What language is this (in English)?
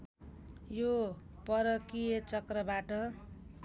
Nepali